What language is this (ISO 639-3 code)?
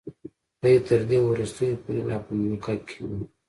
pus